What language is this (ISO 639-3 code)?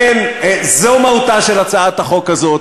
heb